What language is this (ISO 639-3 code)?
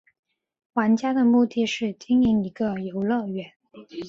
zho